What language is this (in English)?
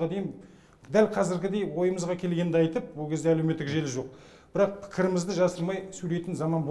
Turkish